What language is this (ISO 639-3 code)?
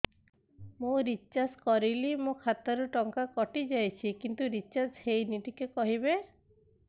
ori